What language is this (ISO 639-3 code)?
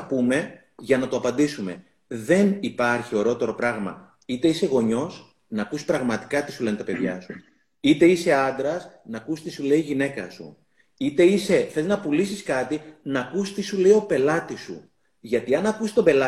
ell